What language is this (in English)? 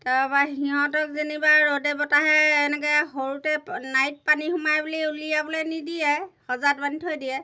Assamese